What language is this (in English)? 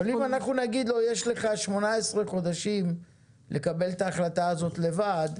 Hebrew